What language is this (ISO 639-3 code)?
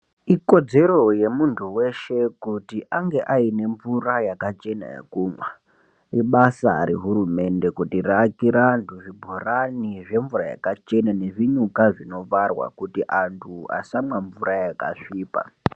ndc